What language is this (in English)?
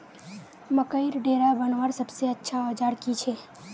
Magahi